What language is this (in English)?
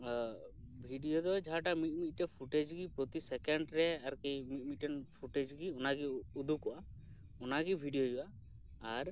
Santali